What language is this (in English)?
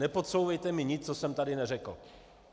Czech